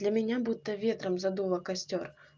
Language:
Russian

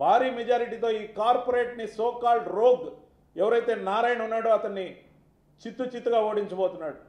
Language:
Telugu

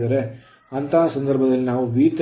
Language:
Kannada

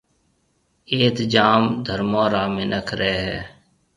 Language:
Marwari (Pakistan)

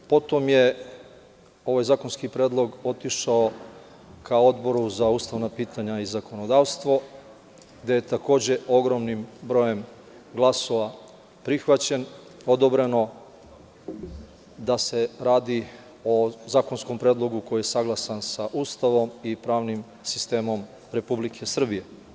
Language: Serbian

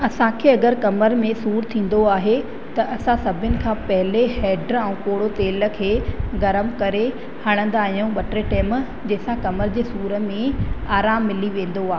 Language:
Sindhi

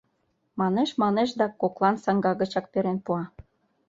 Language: Mari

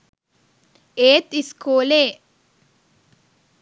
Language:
Sinhala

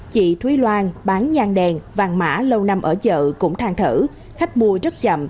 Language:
Vietnamese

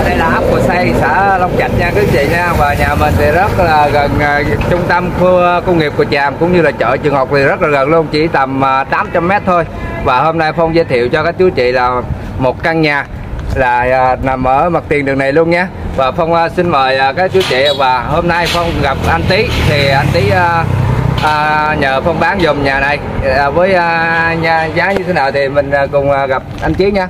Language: Vietnamese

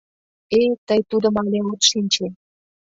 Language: Mari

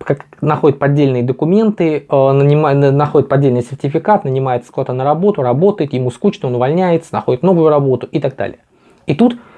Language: Russian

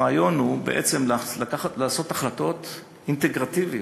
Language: Hebrew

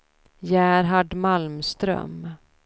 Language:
Swedish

